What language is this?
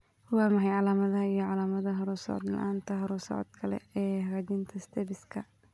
Somali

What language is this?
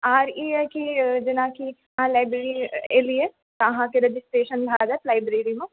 Maithili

